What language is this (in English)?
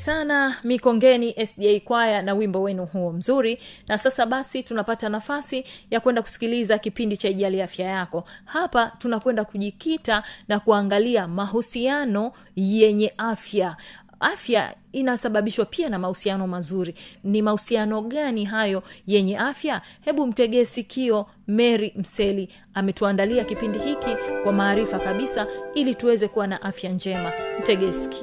Swahili